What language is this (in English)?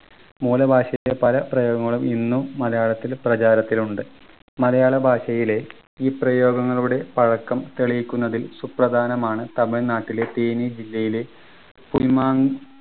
Malayalam